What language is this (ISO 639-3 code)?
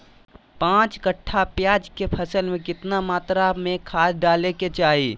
mag